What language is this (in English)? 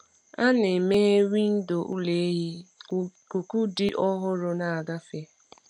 Igbo